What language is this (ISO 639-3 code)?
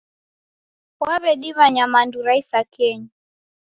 dav